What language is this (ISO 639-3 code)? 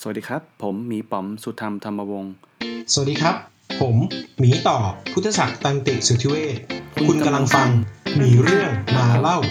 tha